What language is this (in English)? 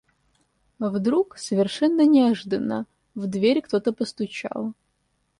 Russian